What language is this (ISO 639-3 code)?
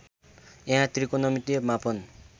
nep